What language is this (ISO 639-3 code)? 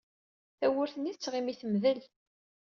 kab